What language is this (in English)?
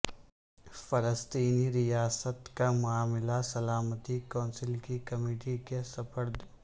Urdu